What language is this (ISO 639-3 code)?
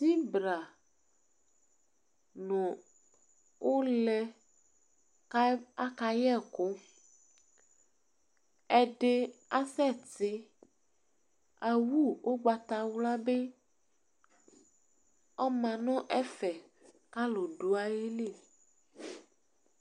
kpo